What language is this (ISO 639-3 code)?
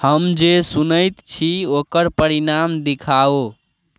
mai